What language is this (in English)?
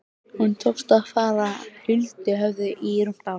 Icelandic